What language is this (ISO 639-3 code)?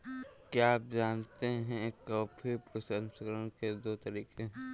hin